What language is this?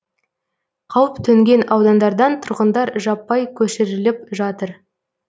Kazakh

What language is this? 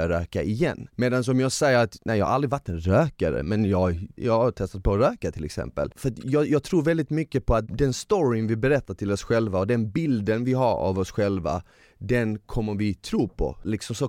Swedish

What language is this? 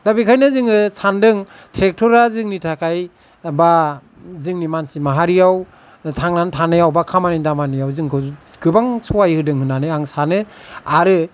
Bodo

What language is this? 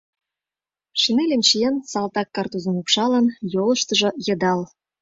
Mari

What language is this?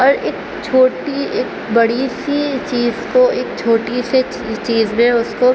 Urdu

